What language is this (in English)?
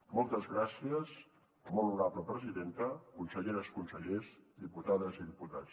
Catalan